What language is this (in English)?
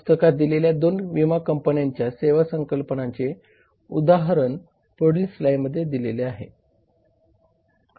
Marathi